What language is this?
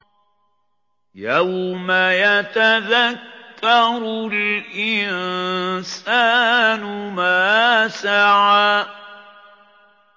Arabic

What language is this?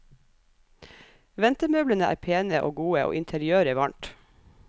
Norwegian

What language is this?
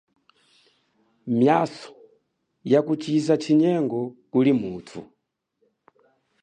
Chokwe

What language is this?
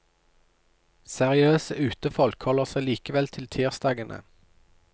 Norwegian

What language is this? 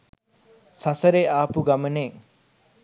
Sinhala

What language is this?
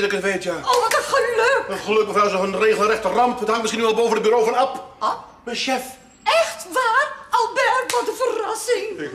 Dutch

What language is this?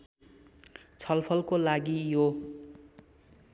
Nepali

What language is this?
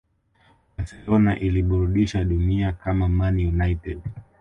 Swahili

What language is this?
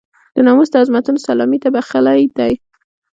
Pashto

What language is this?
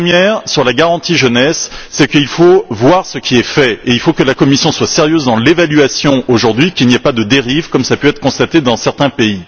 French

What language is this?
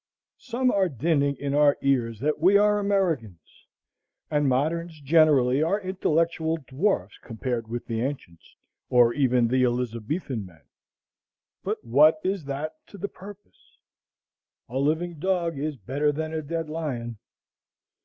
English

